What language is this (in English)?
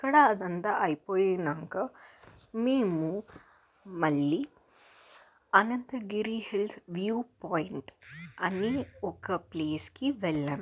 Telugu